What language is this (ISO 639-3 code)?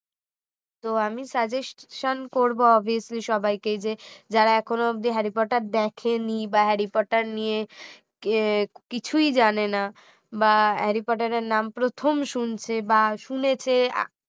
ben